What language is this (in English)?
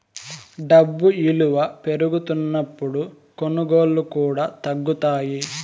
Telugu